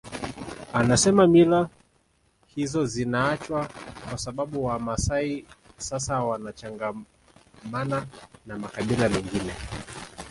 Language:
Swahili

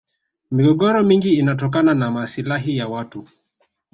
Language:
Swahili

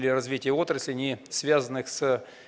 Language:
Russian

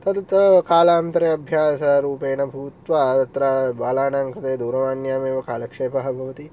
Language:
Sanskrit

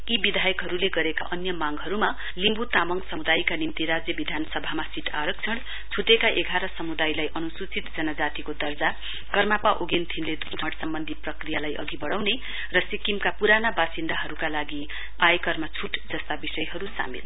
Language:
Nepali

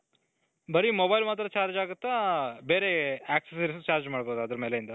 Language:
Kannada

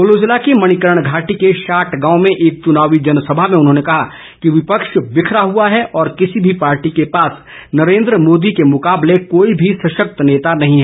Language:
Hindi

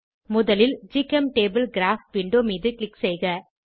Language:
Tamil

